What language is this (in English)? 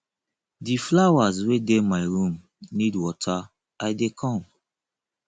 Nigerian Pidgin